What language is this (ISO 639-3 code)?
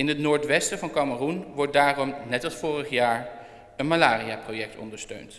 nld